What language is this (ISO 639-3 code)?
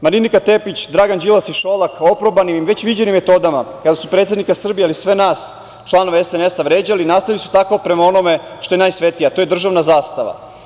srp